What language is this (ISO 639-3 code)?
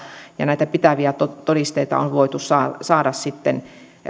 fin